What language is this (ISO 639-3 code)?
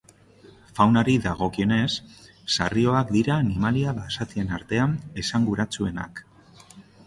eus